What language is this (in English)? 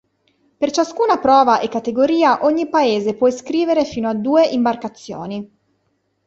Italian